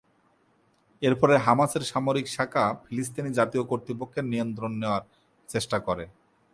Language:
Bangla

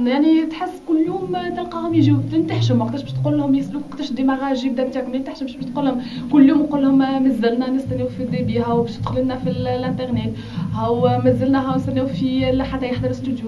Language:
Arabic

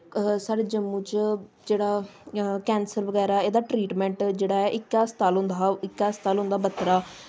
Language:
Dogri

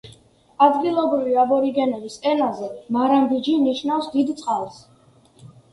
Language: Georgian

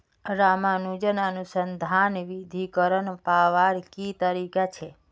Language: Magahi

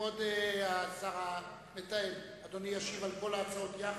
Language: Hebrew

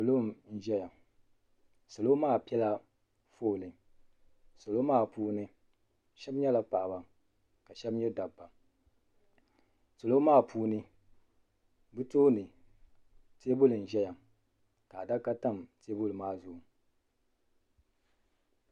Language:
Dagbani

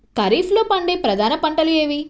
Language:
Telugu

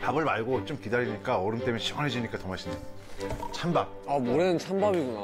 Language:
Korean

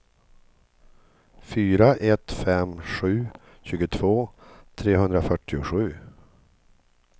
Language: Swedish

